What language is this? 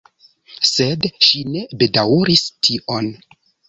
Esperanto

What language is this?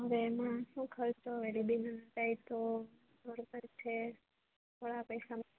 Gujarati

